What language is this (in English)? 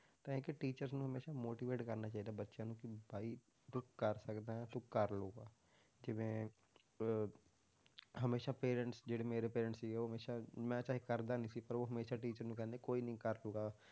Punjabi